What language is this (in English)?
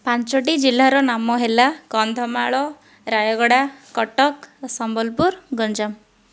Odia